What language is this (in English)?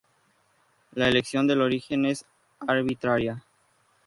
Spanish